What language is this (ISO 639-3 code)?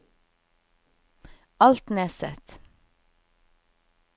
nor